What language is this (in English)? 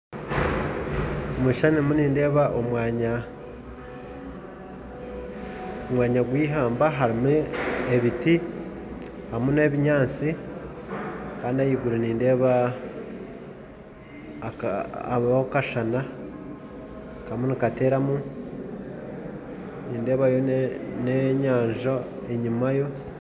Nyankole